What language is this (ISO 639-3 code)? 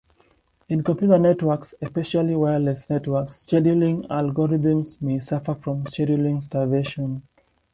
eng